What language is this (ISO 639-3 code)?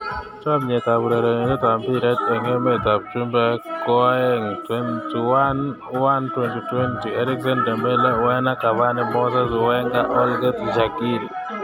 kln